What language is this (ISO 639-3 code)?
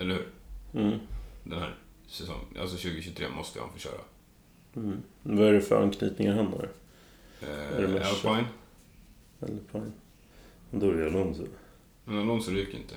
swe